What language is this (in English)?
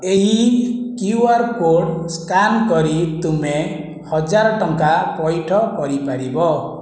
Odia